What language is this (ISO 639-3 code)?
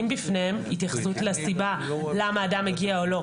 heb